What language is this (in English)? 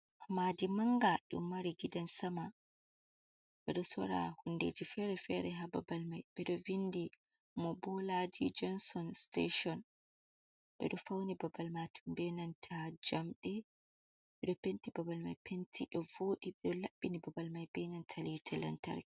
Fula